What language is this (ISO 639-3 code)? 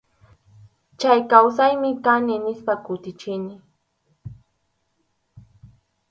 qxu